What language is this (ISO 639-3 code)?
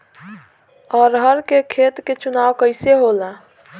bho